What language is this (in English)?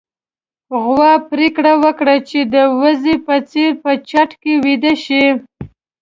Pashto